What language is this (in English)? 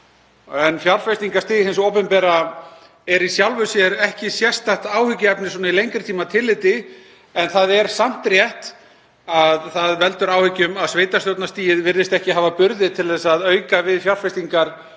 Icelandic